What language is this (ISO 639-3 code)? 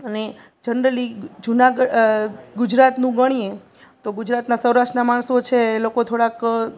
guj